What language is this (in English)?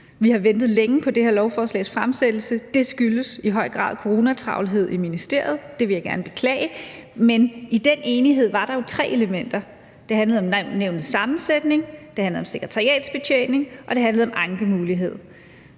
Danish